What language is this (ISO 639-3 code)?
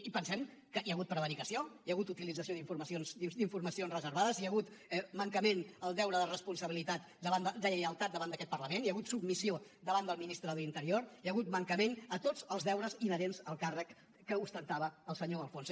cat